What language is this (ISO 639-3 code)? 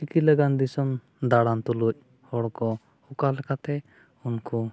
sat